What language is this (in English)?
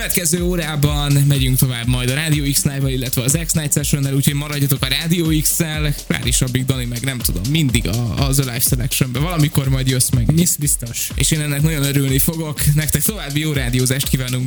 Hungarian